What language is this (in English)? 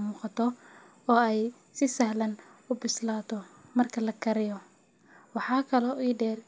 Somali